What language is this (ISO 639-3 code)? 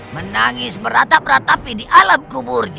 ind